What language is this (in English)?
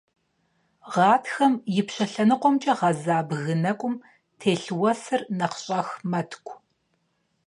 Kabardian